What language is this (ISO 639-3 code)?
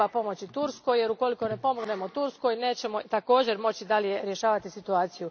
hrv